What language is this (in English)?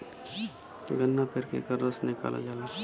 Bhojpuri